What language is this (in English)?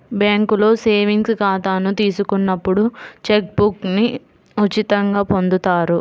Telugu